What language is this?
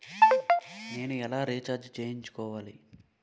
Telugu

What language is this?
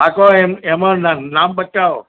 Gujarati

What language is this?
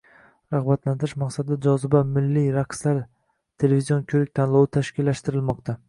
Uzbek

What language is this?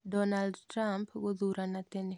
Kikuyu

